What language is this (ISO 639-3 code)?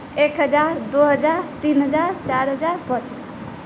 mai